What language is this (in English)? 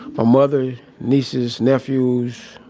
English